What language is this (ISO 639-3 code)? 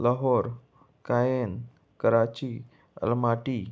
kok